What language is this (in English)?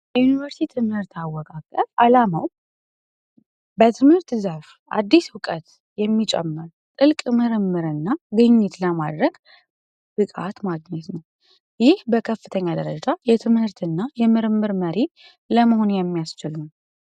Amharic